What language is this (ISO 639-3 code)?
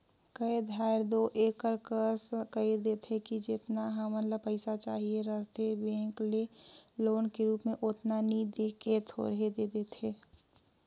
hne